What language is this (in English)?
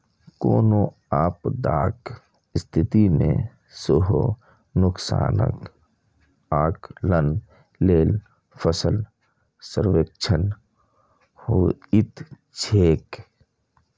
Maithili